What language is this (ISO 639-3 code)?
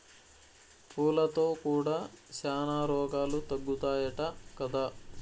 tel